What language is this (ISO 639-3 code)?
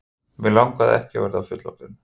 isl